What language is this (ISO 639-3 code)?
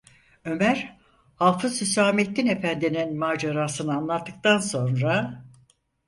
tur